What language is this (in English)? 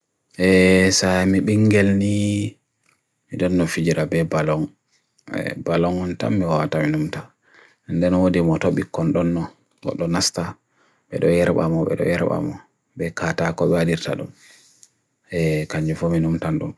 Bagirmi Fulfulde